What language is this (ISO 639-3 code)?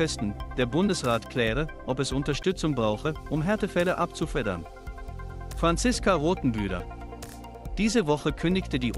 deu